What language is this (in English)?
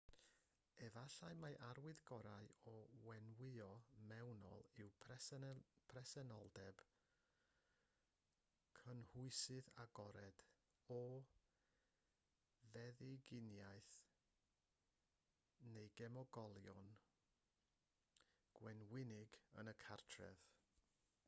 Welsh